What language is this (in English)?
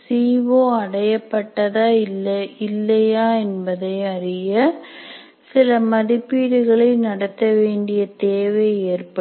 Tamil